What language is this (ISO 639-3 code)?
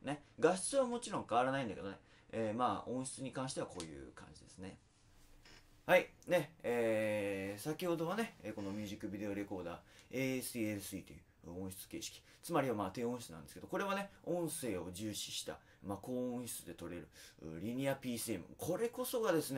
jpn